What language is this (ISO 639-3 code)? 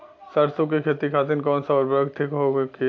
bho